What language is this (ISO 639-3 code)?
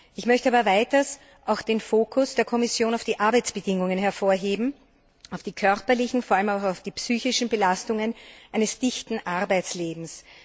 deu